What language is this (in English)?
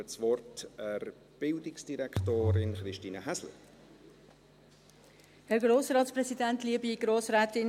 Swiss German